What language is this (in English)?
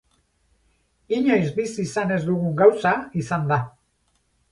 Basque